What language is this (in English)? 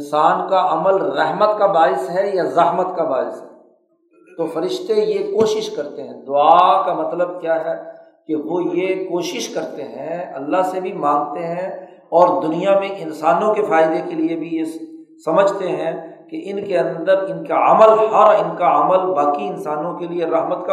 Urdu